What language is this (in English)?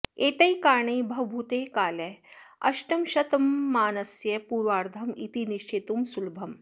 Sanskrit